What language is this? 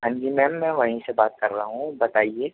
Urdu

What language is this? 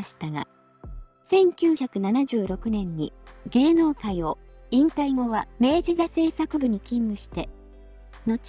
Japanese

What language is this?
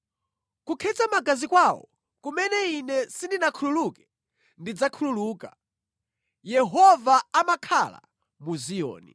Nyanja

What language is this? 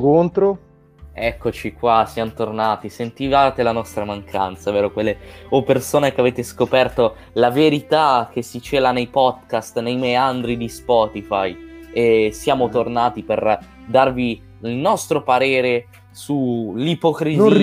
Italian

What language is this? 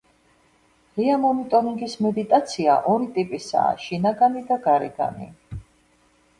Georgian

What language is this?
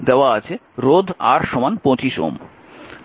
Bangla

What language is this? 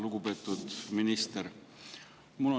Estonian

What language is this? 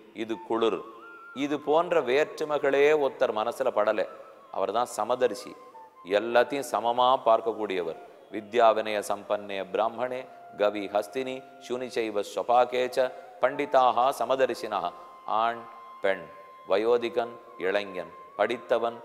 Romanian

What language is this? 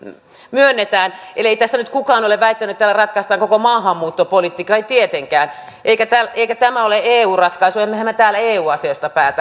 Finnish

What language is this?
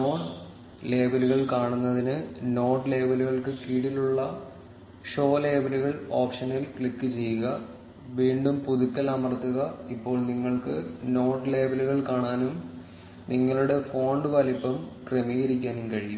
Malayalam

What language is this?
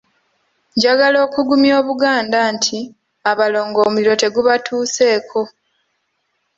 Ganda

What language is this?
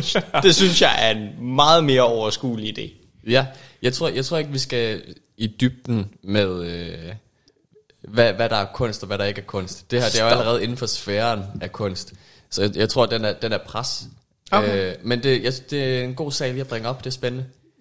Danish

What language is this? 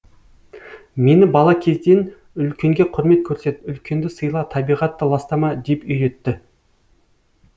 Kazakh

